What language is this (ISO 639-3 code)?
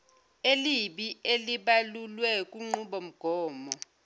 zul